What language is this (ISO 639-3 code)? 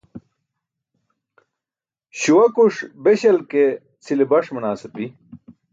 bsk